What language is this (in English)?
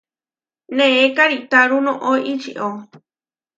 Huarijio